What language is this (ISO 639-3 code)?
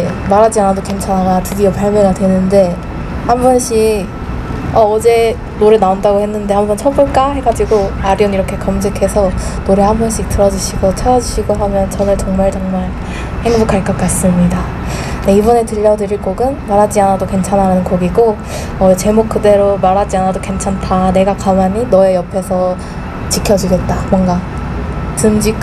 kor